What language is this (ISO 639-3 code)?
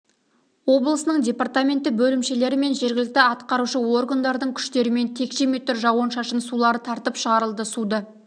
kaz